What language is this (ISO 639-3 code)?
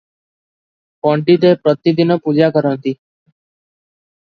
ori